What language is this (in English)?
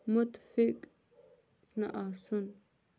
Kashmiri